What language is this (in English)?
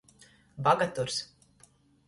Latgalian